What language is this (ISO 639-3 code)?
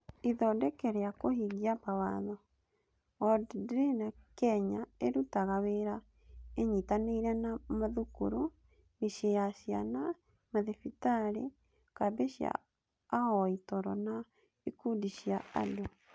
kik